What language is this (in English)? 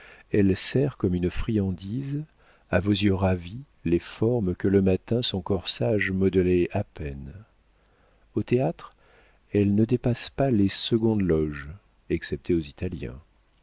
French